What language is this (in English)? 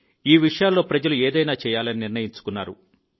Telugu